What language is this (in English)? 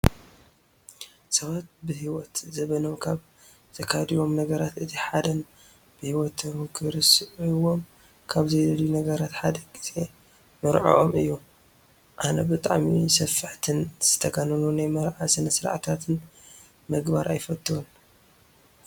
Tigrinya